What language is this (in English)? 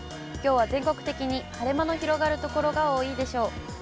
Japanese